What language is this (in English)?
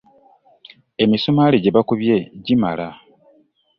Ganda